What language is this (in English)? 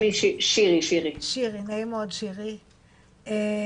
Hebrew